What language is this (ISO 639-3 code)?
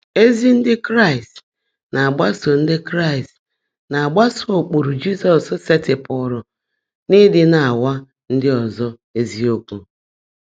ibo